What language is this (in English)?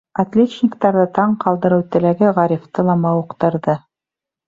Bashkir